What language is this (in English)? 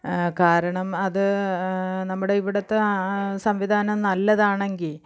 Malayalam